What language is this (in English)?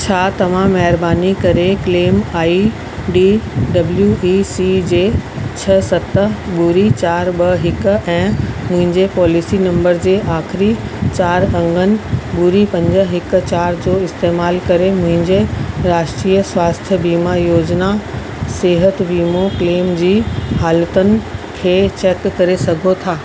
Sindhi